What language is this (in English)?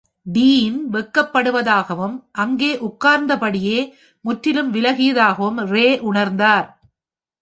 Tamil